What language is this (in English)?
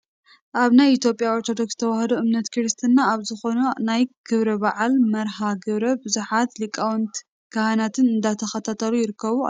Tigrinya